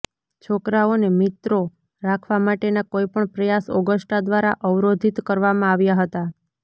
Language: Gujarati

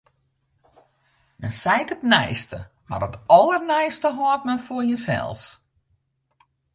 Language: Western Frisian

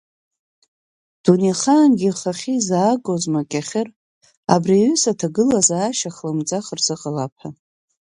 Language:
Abkhazian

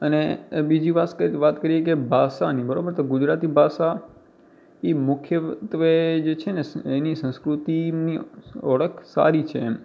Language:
Gujarati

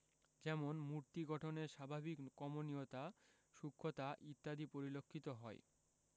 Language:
Bangla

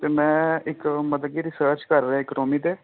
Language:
Punjabi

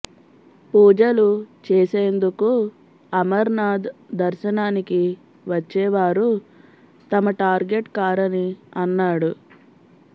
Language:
Telugu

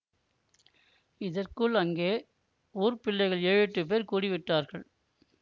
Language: Tamil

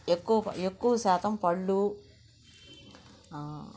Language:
Telugu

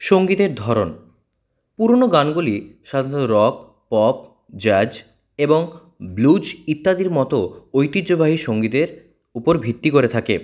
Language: Bangla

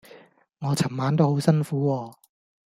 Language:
Cantonese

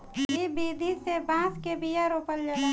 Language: Bhojpuri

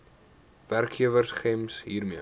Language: Afrikaans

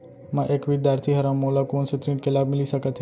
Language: Chhattisgarhi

